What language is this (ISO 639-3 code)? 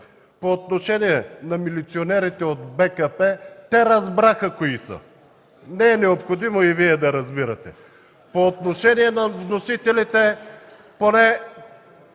bul